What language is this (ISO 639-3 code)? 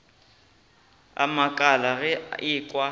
nso